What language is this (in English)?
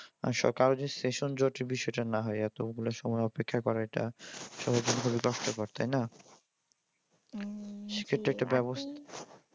Bangla